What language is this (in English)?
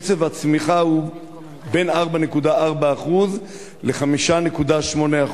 Hebrew